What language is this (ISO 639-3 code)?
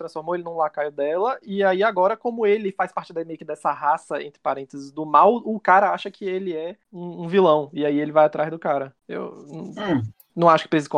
por